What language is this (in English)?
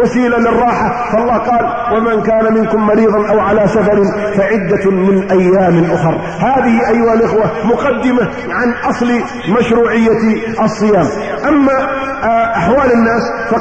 Arabic